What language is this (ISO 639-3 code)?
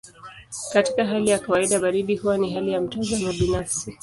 swa